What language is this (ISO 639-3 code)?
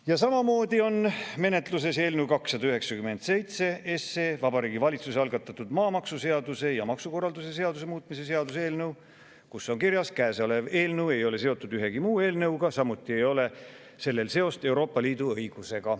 est